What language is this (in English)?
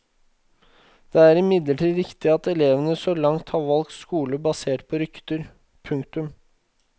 Norwegian